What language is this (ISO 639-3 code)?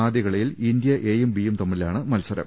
mal